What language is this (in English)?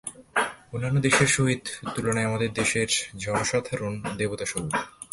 Bangla